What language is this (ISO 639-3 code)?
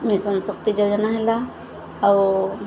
ori